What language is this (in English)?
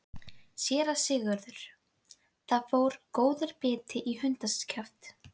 Icelandic